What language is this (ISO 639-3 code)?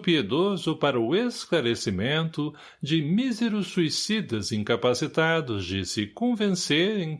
por